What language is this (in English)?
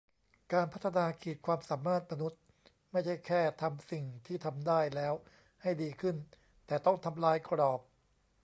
Thai